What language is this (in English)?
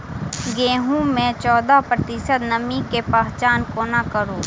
Maithili